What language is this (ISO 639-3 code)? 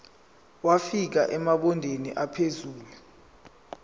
zul